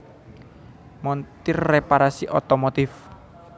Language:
Javanese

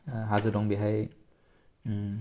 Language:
Bodo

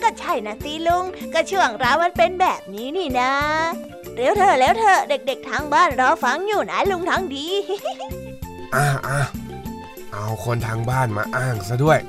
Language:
Thai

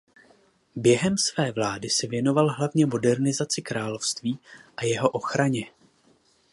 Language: Czech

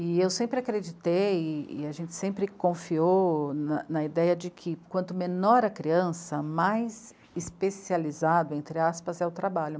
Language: Portuguese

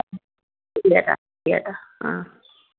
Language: Malayalam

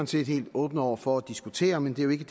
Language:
Danish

